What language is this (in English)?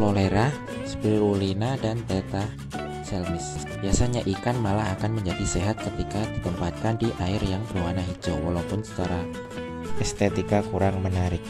Indonesian